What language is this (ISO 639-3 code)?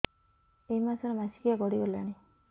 ori